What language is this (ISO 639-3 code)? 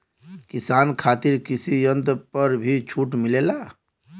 bho